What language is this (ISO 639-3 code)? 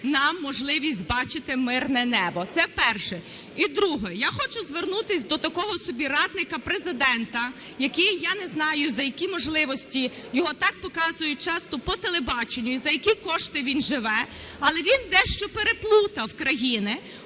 ukr